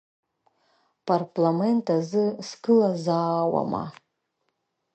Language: Abkhazian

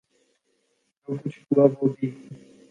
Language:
Urdu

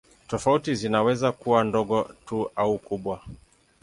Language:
Swahili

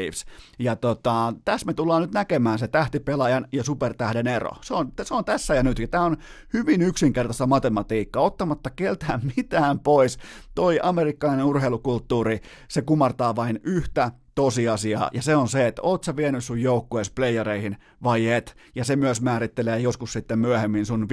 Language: Finnish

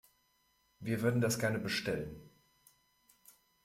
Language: German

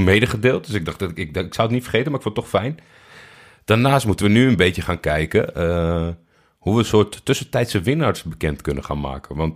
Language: Dutch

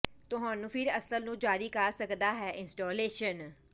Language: Punjabi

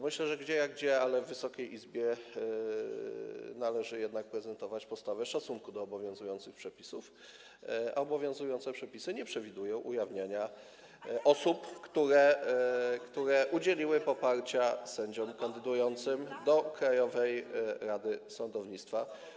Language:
Polish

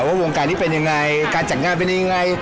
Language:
Thai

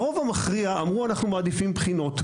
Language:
Hebrew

